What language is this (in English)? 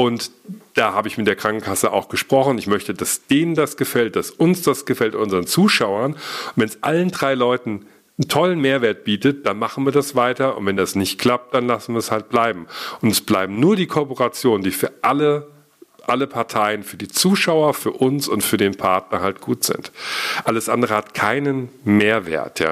German